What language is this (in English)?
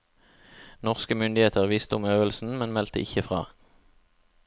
Norwegian